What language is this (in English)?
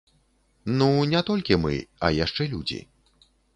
Belarusian